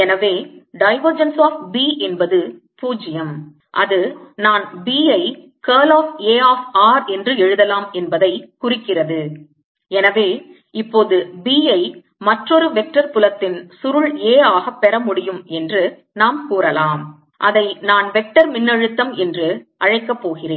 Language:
Tamil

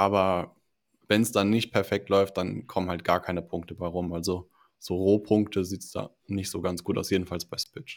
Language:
German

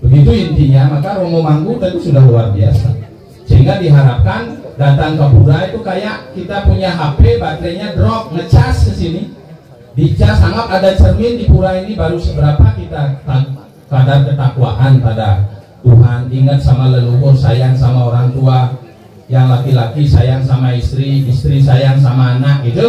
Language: Indonesian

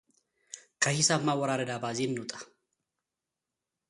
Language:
Amharic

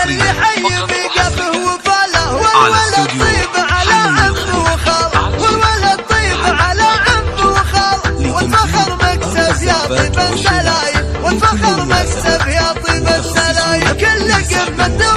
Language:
Arabic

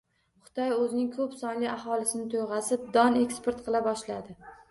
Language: Uzbek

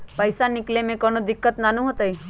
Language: Magahi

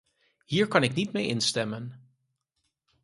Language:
Dutch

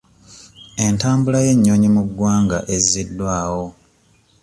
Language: Ganda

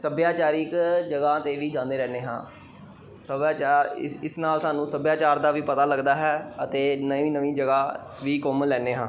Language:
Punjabi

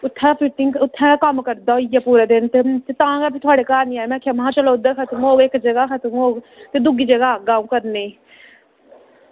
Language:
Dogri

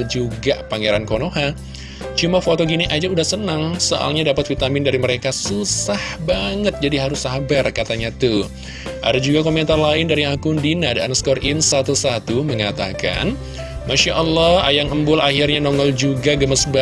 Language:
Indonesian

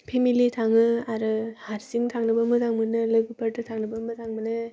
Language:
Bodo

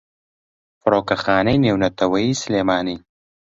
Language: Central Kurdish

